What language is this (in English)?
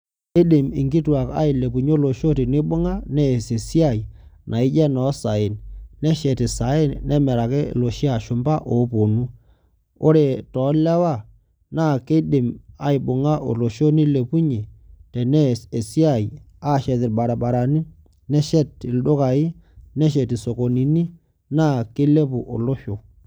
Masai